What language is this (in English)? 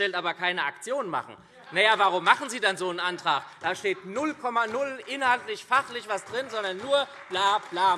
German